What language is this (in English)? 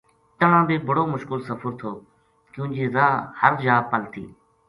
Gujari